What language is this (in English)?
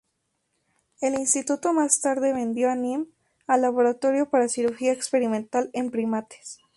Spanish